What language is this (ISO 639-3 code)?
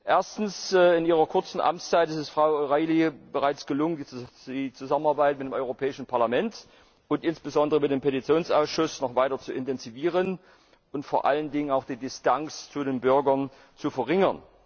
deu